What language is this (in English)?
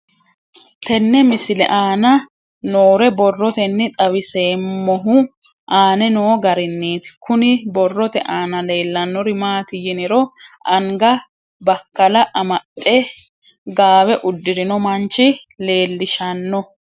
Sidamo